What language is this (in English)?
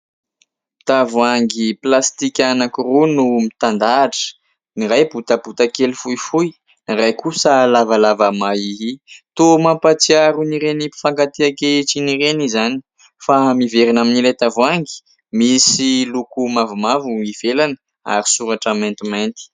Malagasy